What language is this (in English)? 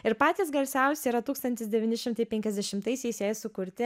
Lithuanian